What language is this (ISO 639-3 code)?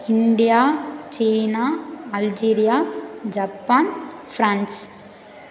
tam